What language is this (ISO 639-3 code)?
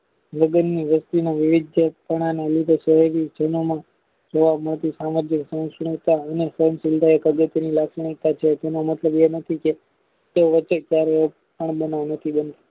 guj